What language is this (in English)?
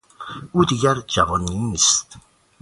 Persian